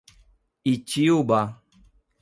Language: Portuguese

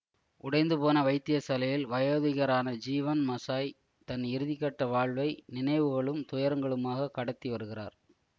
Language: Tamil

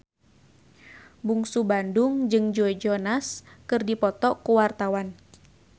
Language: Sundanese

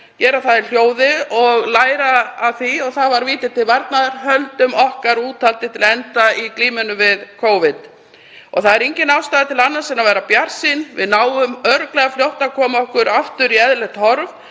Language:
Icelandic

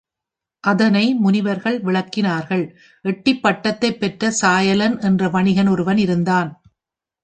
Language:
Tamil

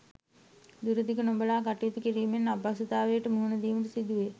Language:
Sinhala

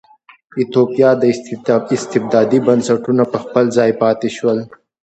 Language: Pashto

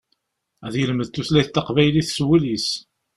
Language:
Kabyle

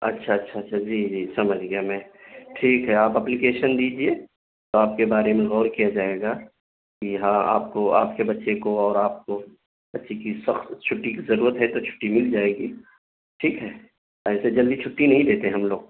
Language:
Urdu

